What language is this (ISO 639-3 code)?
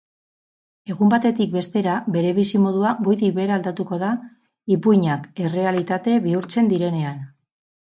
eus